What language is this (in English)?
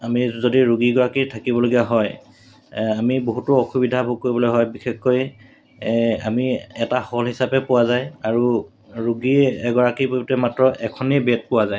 Assamese